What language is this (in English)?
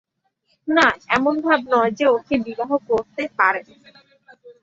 Bangla